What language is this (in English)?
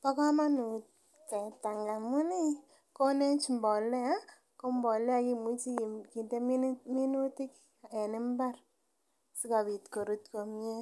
Kalenjin